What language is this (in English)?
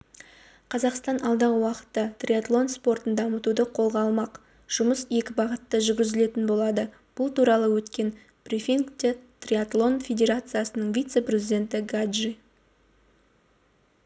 Kazakh